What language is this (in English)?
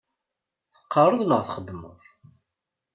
Kabyle